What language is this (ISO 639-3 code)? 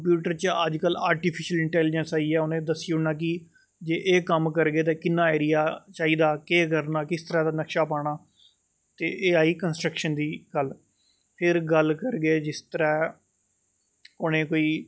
doi